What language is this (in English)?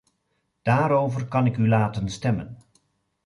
Dutch